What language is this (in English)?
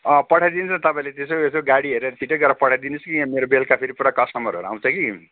Nepali